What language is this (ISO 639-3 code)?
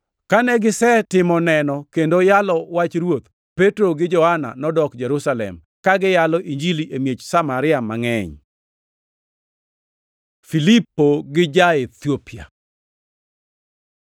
luo